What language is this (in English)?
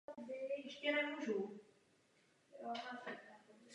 Czech